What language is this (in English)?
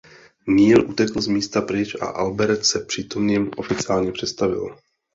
Czech